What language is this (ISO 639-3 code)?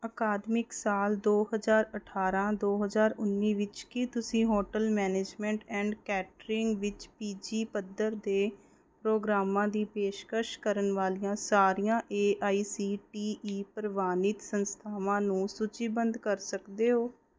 pan